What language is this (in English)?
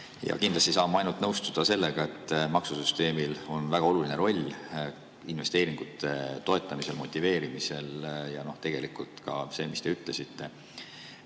Estonian